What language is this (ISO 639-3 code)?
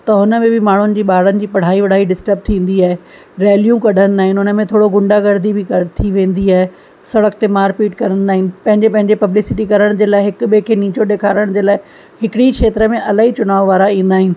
snd